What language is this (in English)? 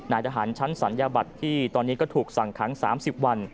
Thai